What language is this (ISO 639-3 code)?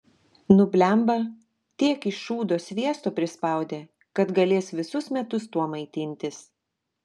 lit